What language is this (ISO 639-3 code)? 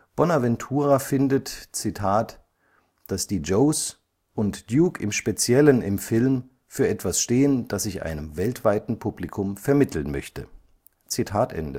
deu